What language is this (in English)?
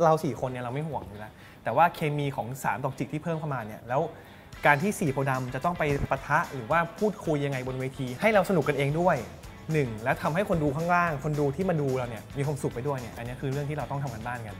Thai